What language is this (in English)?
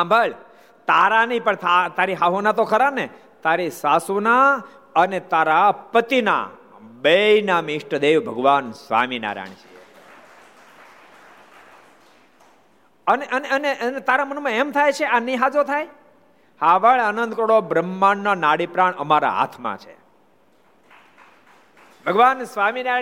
Gujarati